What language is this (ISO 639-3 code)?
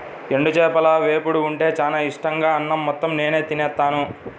tel